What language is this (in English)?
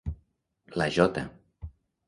Catalan